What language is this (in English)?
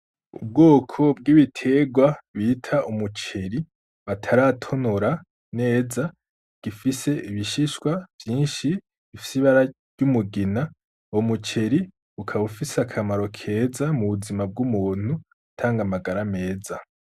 Rundi